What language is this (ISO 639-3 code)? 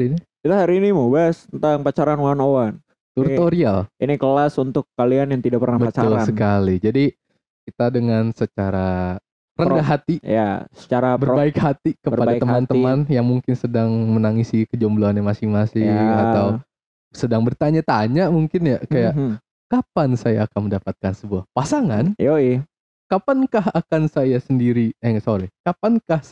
ind